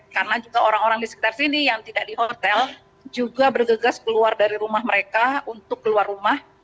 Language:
Indonesian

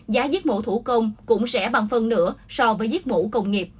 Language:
Vietnamese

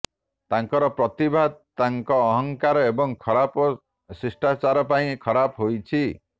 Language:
Odia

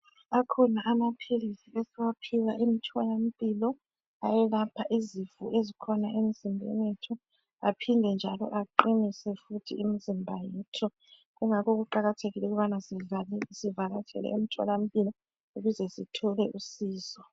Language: North Ndebele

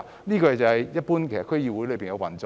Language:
Cantonese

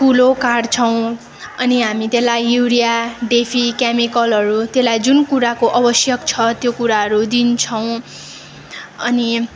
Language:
Nepali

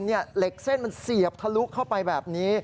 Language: Thai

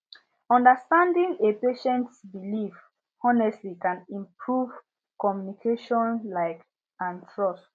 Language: Nigerian Pidgin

